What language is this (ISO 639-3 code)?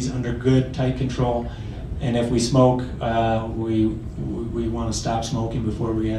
eng